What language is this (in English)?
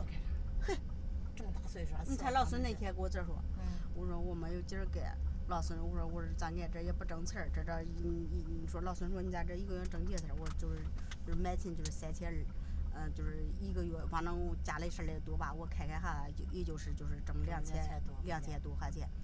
Chinese